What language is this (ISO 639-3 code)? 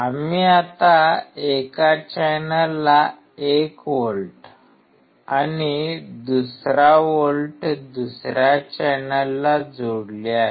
mar